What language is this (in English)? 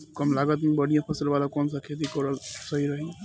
Bhojpuri